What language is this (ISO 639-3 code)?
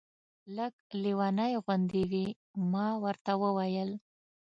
pus